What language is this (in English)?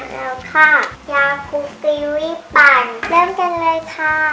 Thai